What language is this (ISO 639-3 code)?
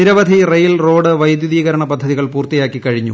mal